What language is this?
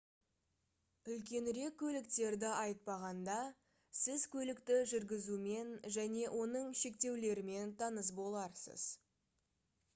Kazakh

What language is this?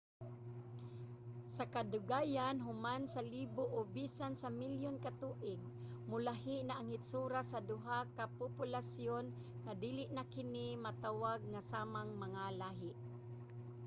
Cebuano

